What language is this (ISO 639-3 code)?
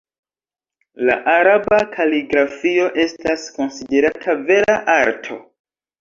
epo